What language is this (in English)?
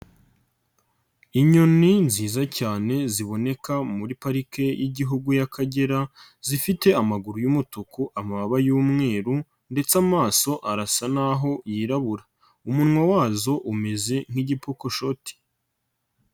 Kinyarwanda